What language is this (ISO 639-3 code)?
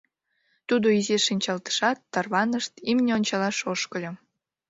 chm